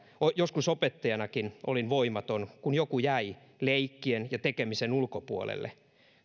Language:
Finnish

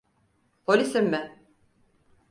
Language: Turkish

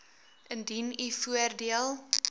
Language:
Afrikaans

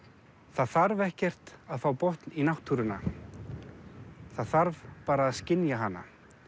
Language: Icelandic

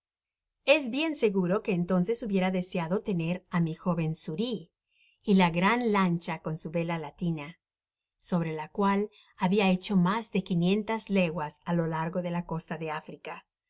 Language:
Spanish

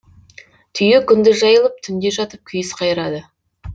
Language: Kazakh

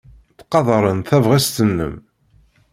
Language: Kabyle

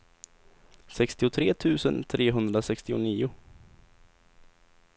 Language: Swedish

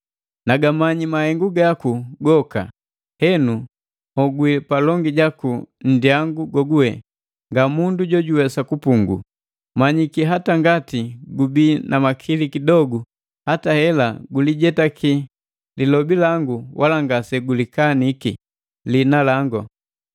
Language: Matengo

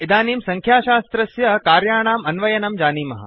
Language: Sanskrit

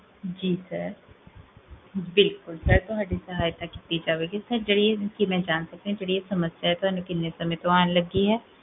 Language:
Punjabi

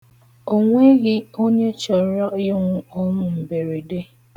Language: Igbo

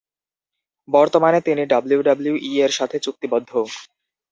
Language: Bangla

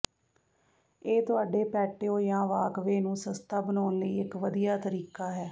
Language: Punjabi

